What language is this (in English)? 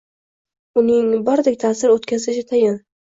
Uzbek